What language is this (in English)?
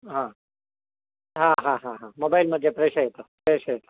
Sanskrit